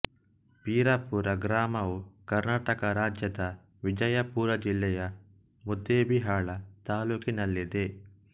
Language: Kannada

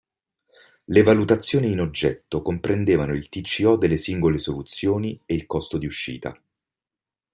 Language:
Italian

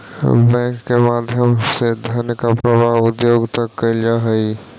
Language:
Magahi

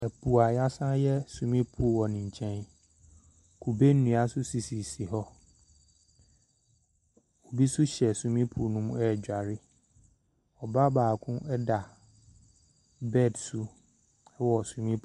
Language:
Akan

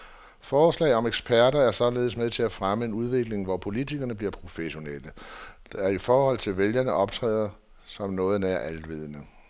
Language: Danish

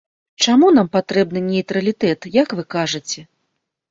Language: Belarusian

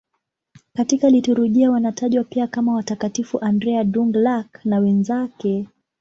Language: Swahili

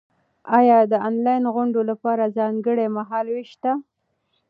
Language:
Pashto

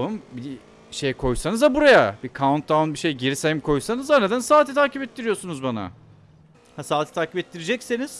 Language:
Turkish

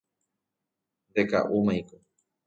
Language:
Guarani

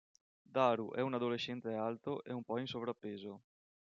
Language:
Italian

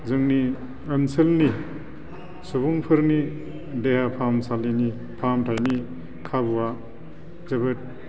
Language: Bodo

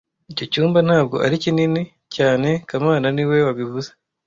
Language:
Kinyarwanda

